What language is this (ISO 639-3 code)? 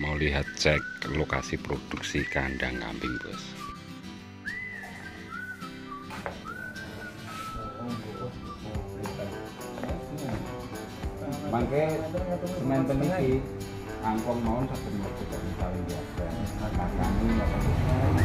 ind